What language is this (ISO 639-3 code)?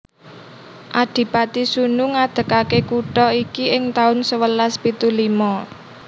jav